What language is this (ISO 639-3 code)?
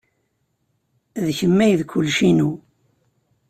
kab